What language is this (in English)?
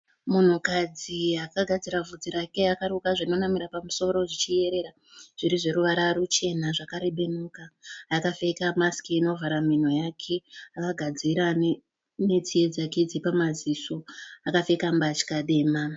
Shona